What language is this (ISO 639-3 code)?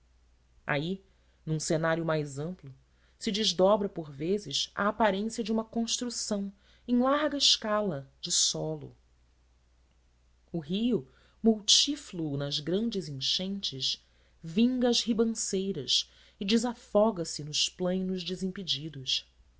por